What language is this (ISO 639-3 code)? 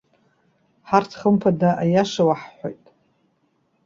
abk